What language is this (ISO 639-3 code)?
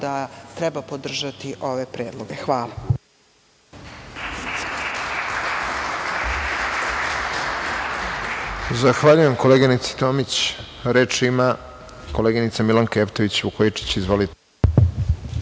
srp